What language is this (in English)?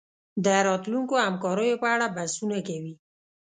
Pashto